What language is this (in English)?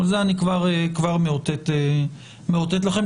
Hebrew